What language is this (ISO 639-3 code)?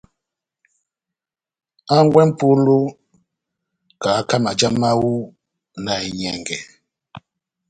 bnm